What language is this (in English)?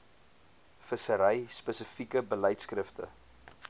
Afrikaans